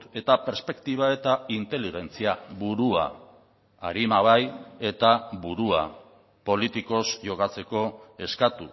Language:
Basque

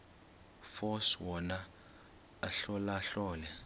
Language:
Xhosa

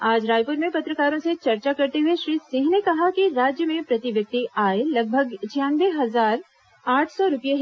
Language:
Hindi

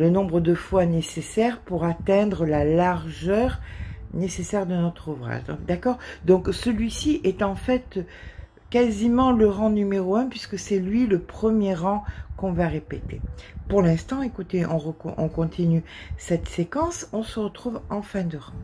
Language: French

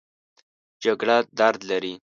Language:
Pashto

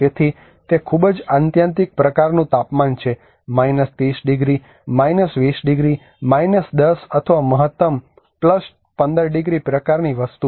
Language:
Gujarati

